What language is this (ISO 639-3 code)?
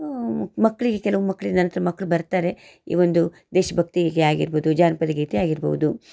kan